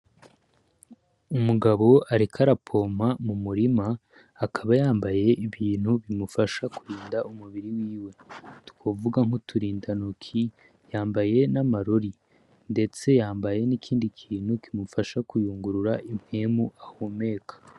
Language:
Rundi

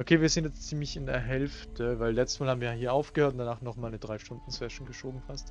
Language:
German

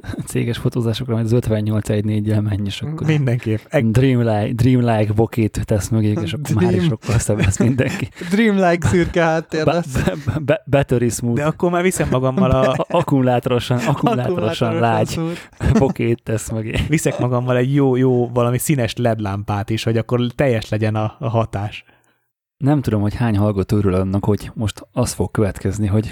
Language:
Hungarian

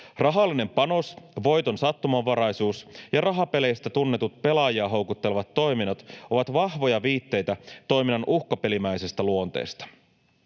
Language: Finnish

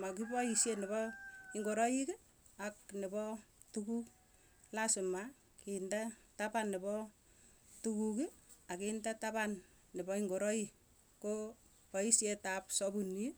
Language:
Tugen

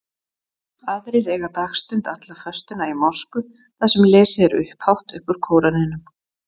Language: Icelandic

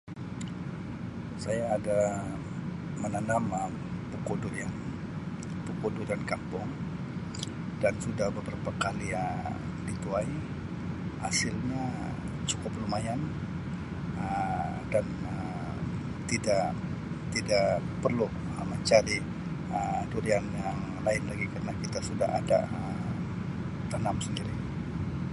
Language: Sabah Malay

